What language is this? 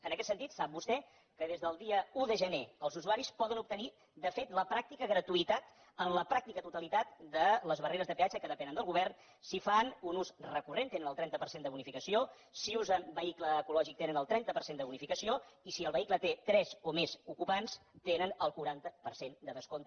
Catalan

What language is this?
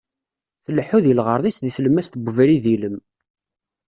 Kabyle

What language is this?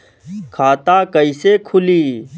Bhojpuri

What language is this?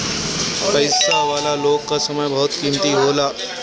Bhojpuri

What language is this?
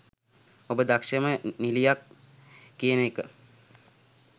Sinhala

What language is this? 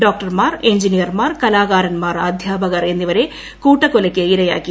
Malayalam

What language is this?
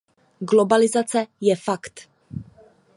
Czech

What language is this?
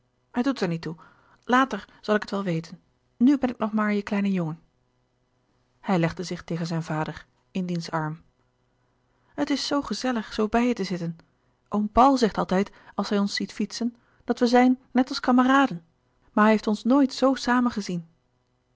Dutch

